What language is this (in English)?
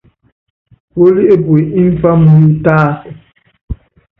Yangben